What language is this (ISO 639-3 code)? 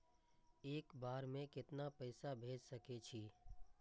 mai